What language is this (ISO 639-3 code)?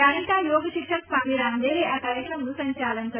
guj